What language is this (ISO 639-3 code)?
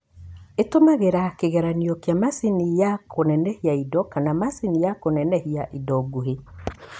kik